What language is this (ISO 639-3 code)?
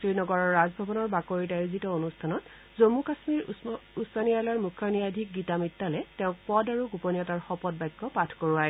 asm